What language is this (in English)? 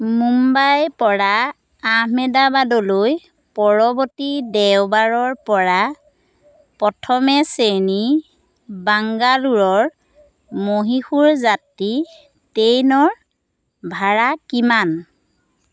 Assamese